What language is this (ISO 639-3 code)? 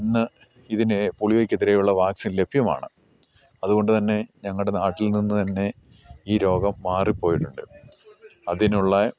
mal